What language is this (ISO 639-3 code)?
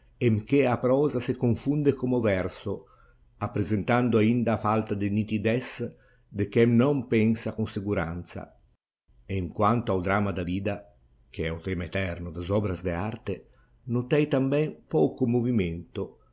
por